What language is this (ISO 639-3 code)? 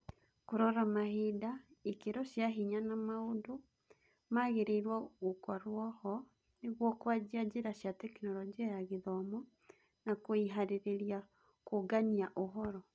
kik